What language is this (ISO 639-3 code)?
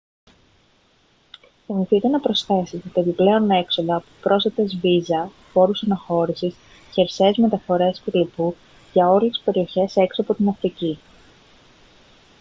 ell